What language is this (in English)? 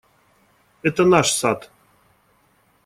Russian